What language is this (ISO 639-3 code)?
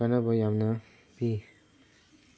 mni